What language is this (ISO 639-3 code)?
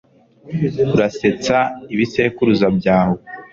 kin